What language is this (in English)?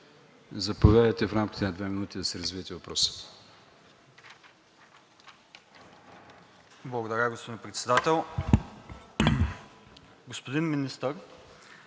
Bulgarian